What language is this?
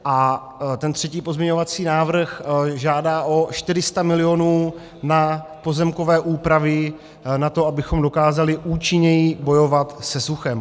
Czech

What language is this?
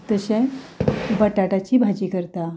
Konkani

